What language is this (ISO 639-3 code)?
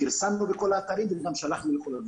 heb